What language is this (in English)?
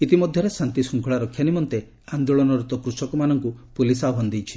Odia